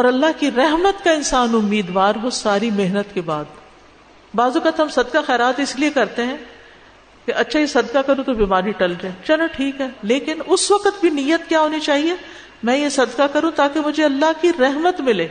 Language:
Urdu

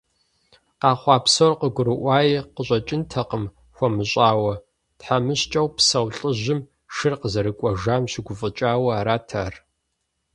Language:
Kabardian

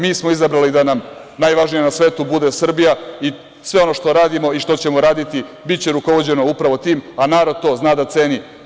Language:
Serbian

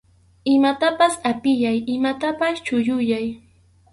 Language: Arequipa-La Unión Quechua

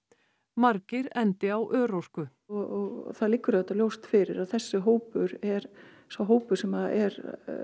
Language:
Icelandic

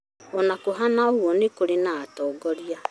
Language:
Kikuyu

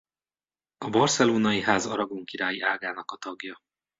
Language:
Hungarian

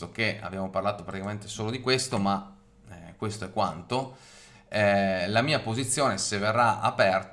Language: Italian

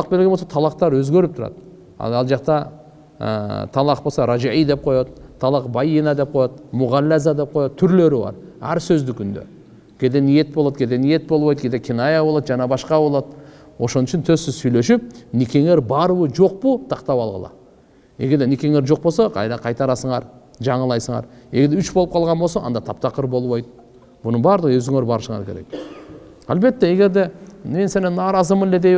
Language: Turkish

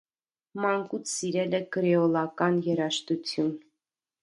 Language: Armenian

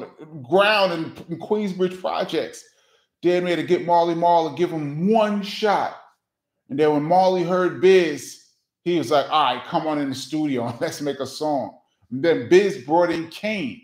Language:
English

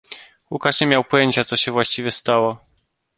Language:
Polish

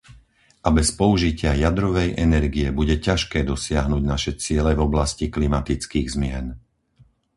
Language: Slovak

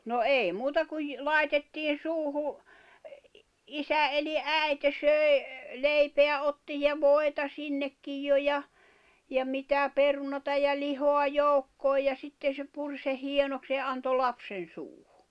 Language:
Finnish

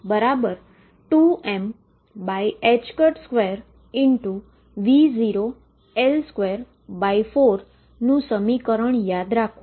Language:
Gujarati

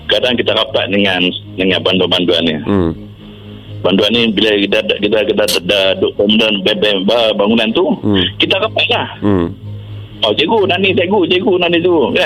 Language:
Malay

